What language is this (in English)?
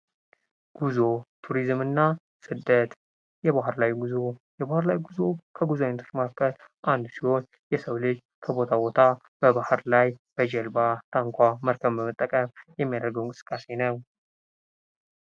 Amharic